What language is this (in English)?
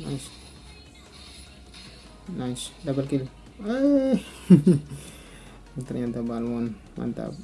Indonesian